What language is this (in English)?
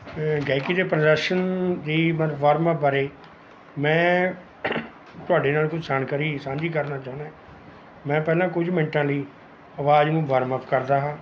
Punjabi